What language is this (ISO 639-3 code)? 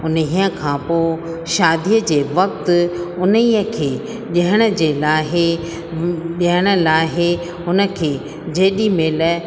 snd